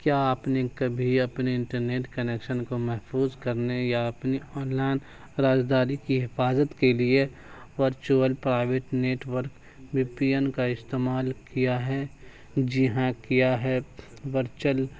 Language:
Urdu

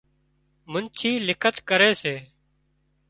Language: Wadiyara Koli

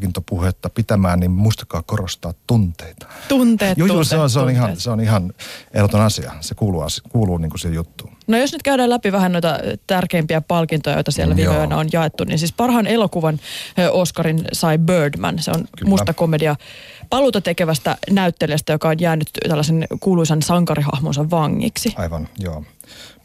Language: Finnish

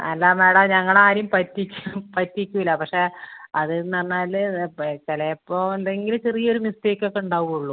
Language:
Malayalam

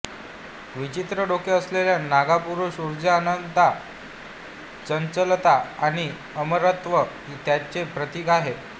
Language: Marathi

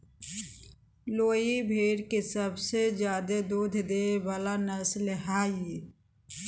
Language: Magahi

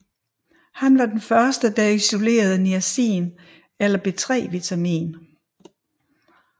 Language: Danish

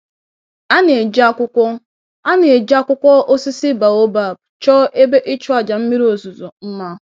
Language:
Igbo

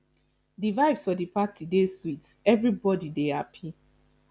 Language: Nigerian Pidgin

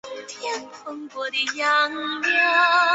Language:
Chinese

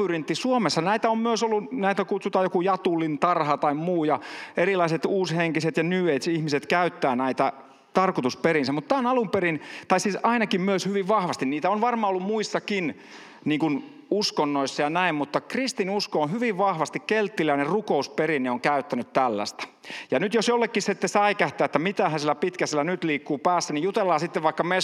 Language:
Finnish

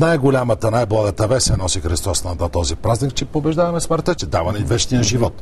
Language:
Bulgarian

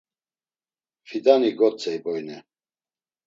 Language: Laz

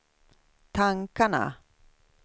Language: Swedish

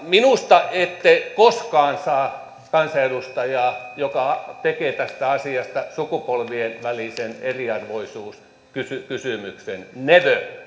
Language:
Finnish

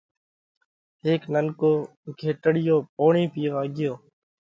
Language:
Parkari Koli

